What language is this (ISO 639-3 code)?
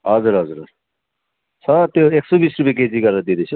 nep